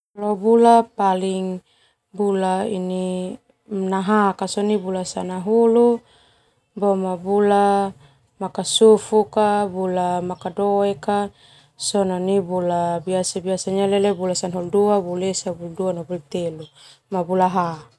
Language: Termanu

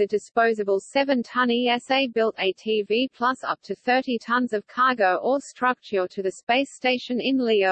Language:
English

